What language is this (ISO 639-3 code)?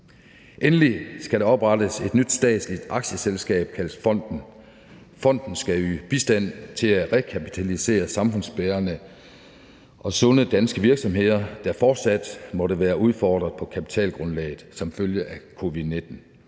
dan